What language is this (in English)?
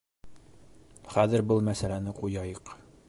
Bashkir